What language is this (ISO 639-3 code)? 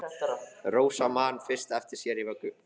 isl